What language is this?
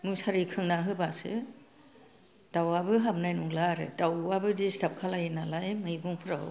Bodo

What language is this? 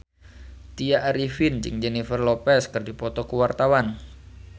Sundanese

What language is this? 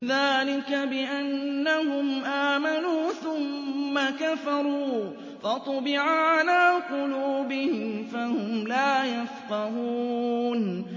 Arabic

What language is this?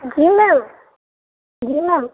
Urdu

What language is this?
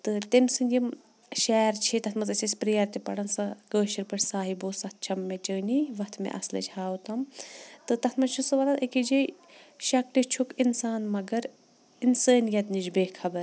Kashmiri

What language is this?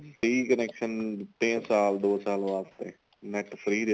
Punjabi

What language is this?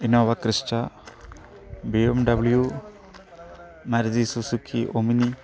Malayalam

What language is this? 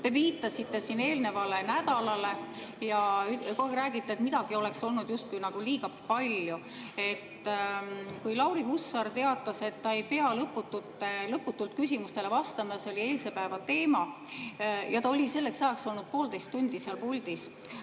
Estonian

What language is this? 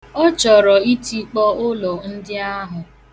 Igbo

